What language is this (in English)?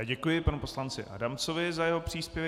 Czech